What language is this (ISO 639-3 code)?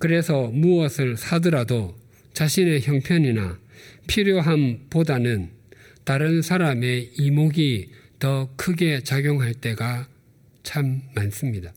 kor